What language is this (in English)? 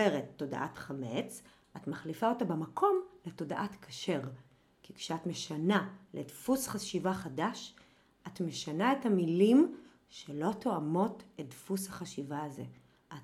Hebrew